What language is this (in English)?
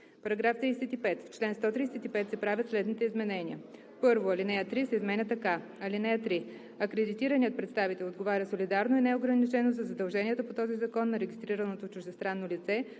Bulgarian